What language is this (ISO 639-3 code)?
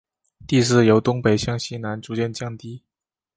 zho